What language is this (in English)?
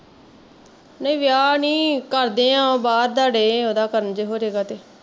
Punjabi